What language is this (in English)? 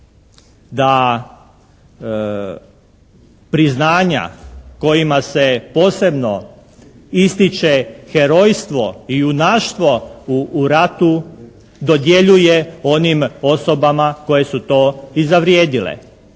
Croatian